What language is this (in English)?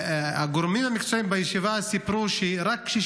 Hebrew